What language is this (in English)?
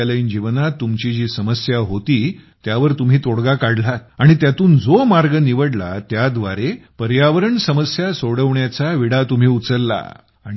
Marathi